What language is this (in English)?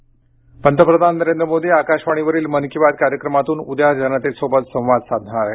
Marathi